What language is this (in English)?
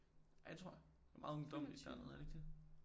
Danish